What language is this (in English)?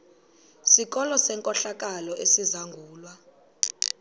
Xhosa